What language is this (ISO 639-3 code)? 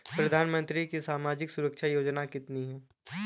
hin